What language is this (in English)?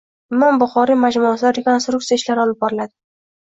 Uzbek